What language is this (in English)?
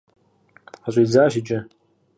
Kabardian